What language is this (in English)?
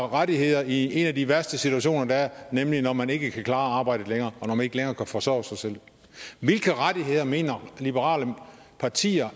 Danish